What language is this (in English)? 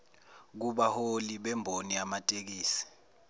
Zulu